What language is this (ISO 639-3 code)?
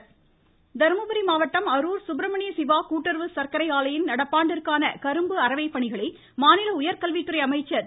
tam